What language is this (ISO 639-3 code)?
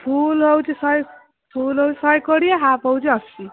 ori